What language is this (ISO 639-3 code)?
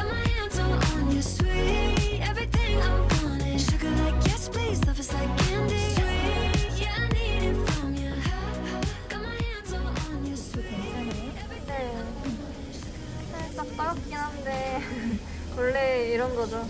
kor